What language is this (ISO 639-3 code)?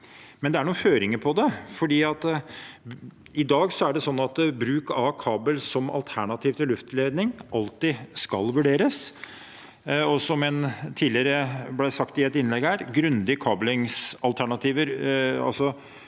nor